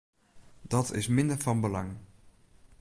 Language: Western Frisian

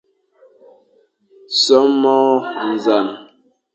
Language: Fang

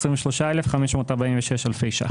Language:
Hebrew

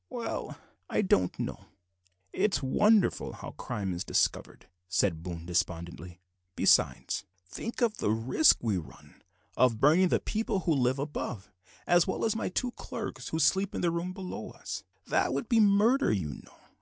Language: English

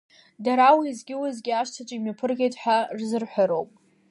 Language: Abkhazian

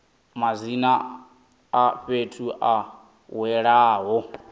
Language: Venda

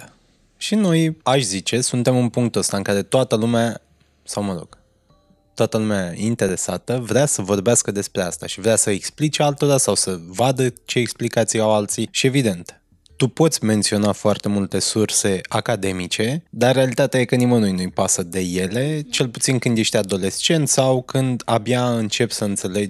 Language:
Romanian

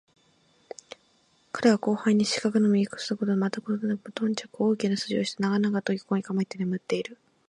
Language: Japanese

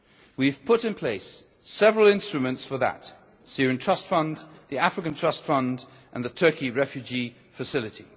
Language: English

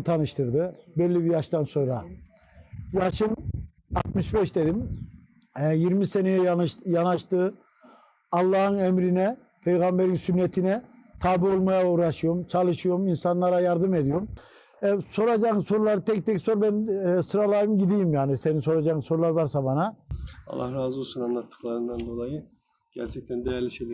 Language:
Turkish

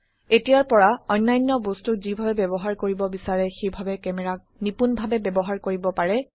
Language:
Assamese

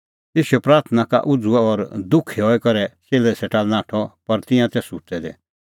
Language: Kullu Pahari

